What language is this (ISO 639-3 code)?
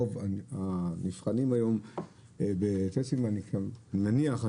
heb